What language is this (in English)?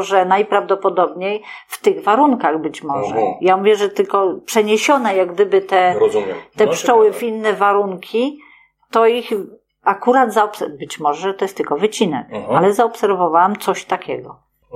Polish